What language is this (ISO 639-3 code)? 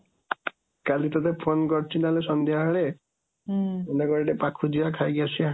ori